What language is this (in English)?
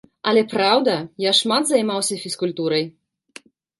Belarusian